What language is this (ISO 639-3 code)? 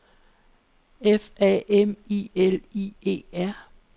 dan